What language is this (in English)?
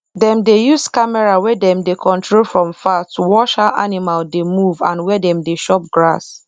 Nigerian Pidgin